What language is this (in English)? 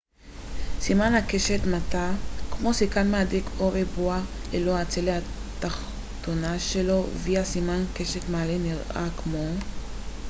Hebrew